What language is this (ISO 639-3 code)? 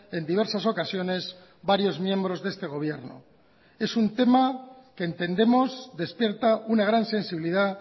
spa